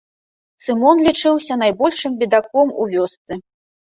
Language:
Belarusian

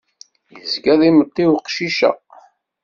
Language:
Kabyle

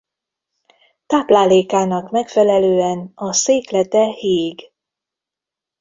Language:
Hungarian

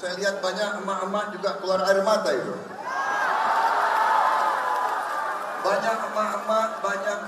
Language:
Indonesian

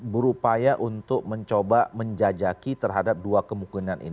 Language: Indonesian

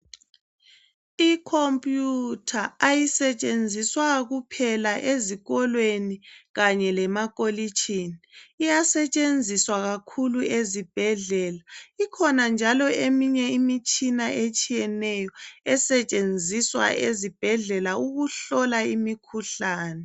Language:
North Ndebele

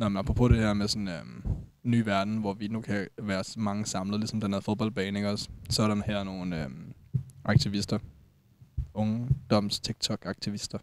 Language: Danish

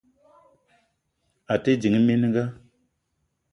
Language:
Eton (Cameroon)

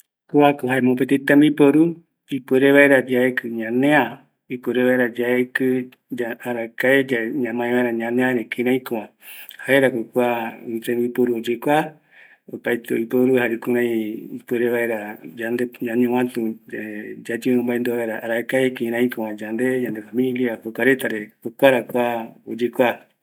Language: Eastern Bolivian Guaraní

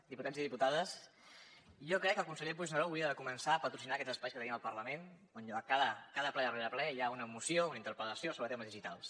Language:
Catalan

